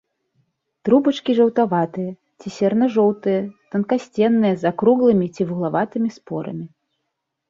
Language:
Belarusian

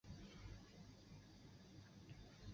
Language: Chinese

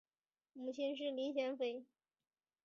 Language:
Chinese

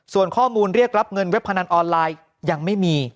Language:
Thai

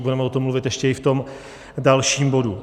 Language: Czech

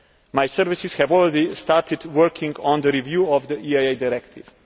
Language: English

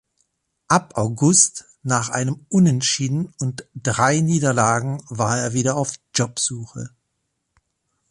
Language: German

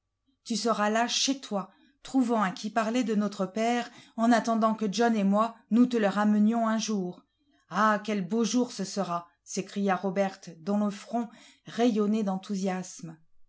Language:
French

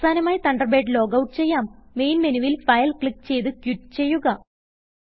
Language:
Malayalam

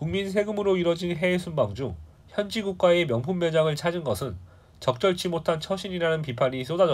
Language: Korean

